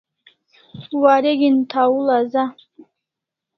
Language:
Kalasha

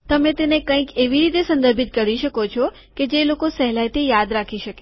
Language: Gujarati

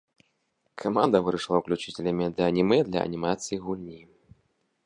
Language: Belarusian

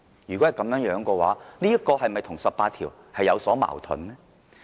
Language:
Cantonese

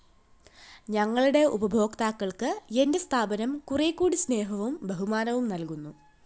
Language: Malayalam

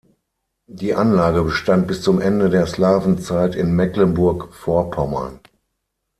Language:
German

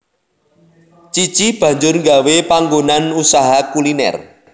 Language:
Javanese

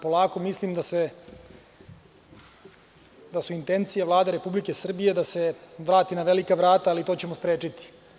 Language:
Serbian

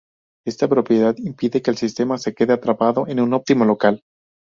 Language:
Spanish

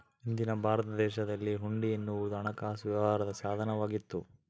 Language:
Kannada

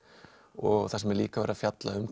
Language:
Icelandic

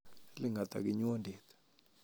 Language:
Kalenjin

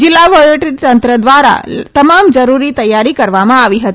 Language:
Gujarati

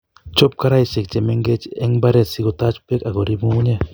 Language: Kalenjin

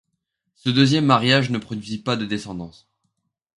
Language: French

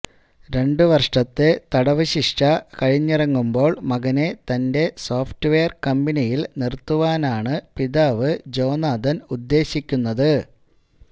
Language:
Malayalam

